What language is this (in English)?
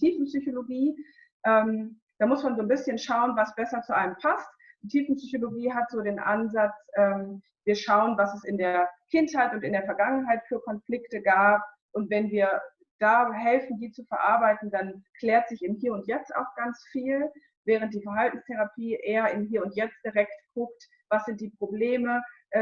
German